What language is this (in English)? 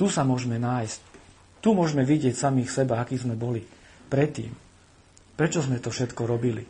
Slovak